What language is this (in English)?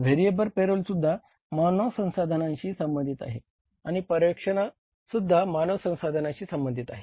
Marathi